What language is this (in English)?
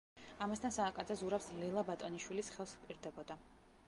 Georgian